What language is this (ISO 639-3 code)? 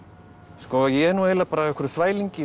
isl